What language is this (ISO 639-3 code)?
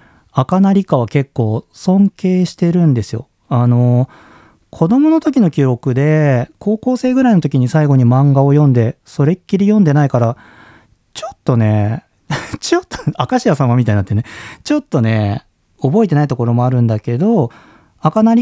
jpn